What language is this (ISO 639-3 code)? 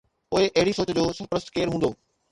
snd